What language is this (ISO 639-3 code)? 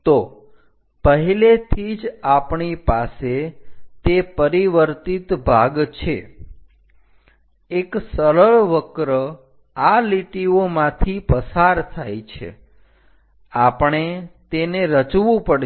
guj